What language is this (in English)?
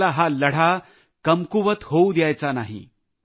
Marathi